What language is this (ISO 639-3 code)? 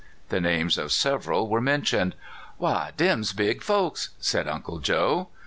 eng